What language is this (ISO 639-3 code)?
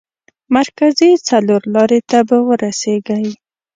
pus